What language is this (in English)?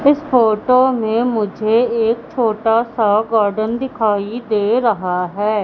Hindi